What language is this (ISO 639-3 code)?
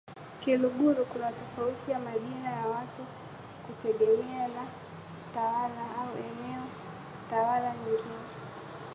swa